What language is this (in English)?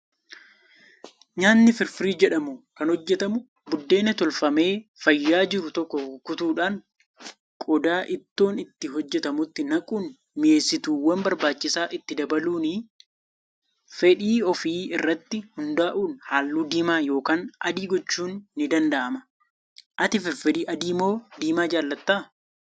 Oromo